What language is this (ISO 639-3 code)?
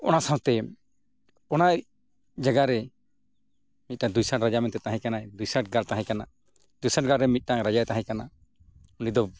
sat